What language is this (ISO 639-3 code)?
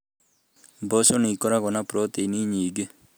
kik